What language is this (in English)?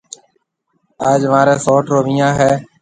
Marwari (Pakistan)